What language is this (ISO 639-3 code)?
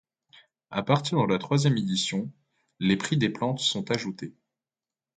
fra